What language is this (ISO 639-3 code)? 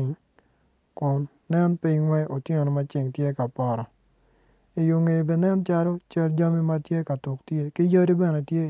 ach